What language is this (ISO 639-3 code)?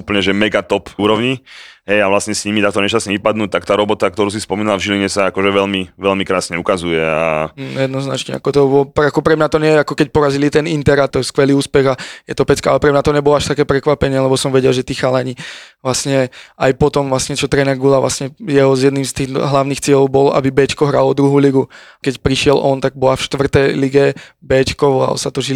slk